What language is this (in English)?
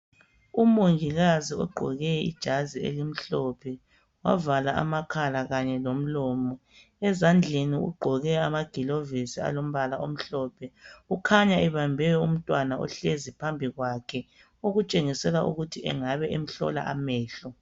North Ndebele